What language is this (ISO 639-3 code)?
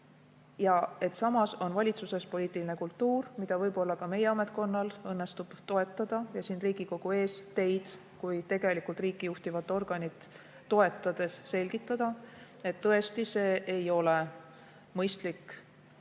est